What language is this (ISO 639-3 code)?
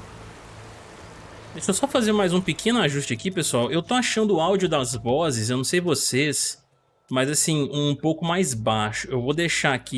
por